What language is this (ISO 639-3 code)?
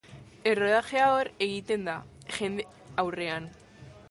eus